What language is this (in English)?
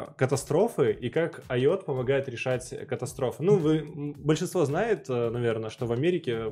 Russian